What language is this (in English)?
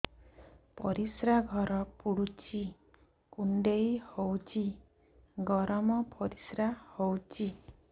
Odia